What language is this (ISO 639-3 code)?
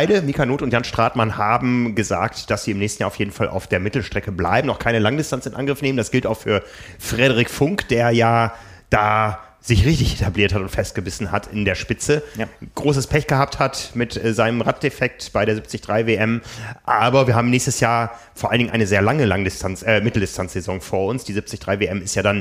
deu